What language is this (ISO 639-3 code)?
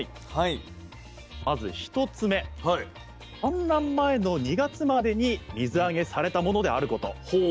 jpn